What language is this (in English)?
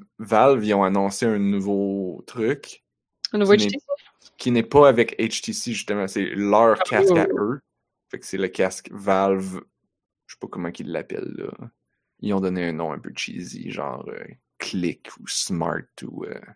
French